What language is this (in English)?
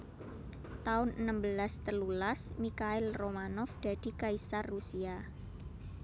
Javanese